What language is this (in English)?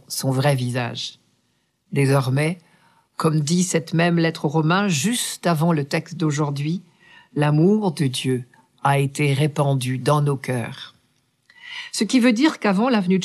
French